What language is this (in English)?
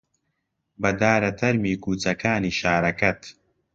Central Kurdish